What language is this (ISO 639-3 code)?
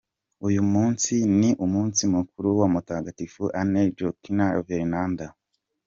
kin